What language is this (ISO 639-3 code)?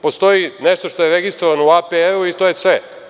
srp